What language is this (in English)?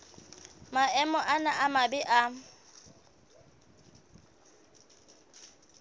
Southern Sotho